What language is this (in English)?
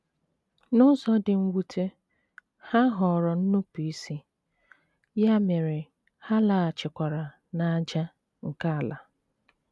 Igbo